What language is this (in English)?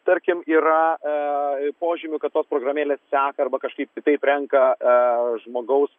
Lithuanian